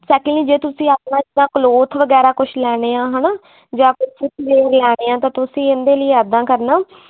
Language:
Punjabi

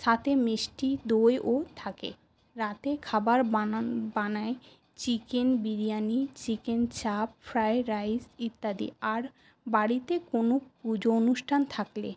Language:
Bangla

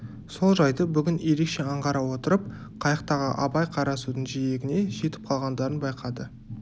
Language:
Kazakh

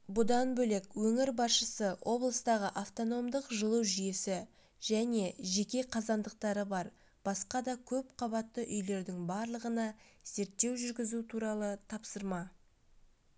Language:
Kazakh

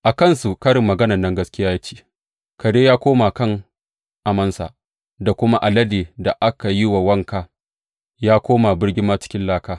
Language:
Hausa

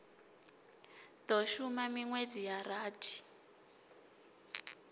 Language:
Venda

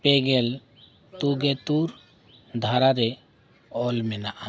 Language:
Santali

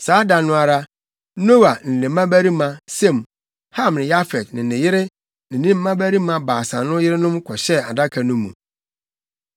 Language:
Akan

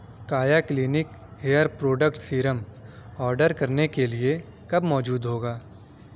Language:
Urdu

